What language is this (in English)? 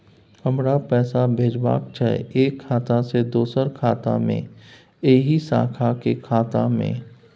Maithili